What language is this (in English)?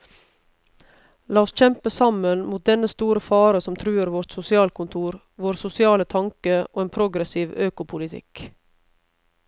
Norwegian